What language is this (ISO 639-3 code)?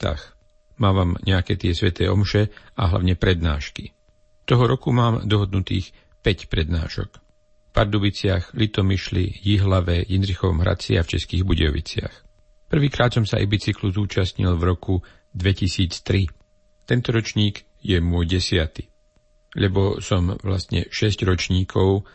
slk